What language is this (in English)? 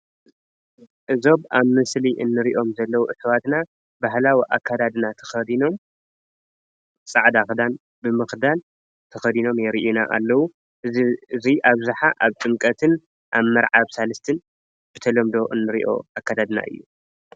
Tigrinya